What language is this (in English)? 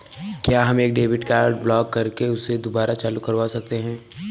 Hindi